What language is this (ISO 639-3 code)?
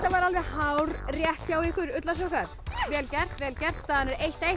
isl